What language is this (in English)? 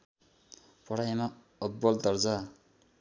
Nepali